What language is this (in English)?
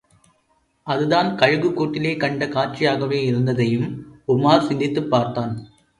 Tamil